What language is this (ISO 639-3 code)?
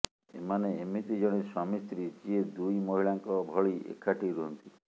ori